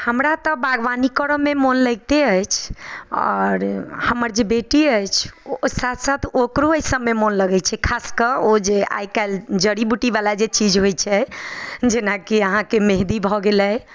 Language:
Maithili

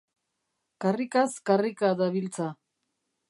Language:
Basque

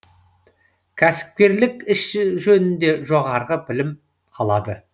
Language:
Kazakh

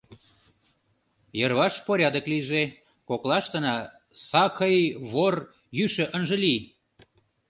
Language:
Mari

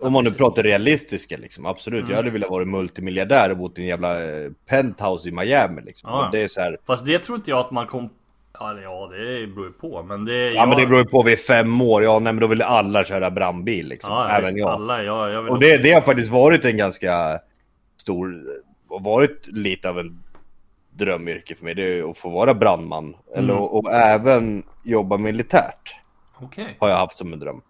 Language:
Swedish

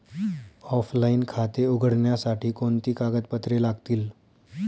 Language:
Marathi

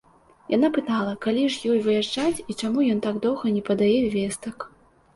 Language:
Belarusian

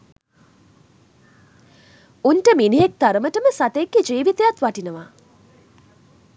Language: Sinhala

